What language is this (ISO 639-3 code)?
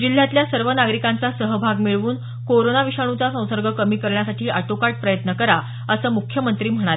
mar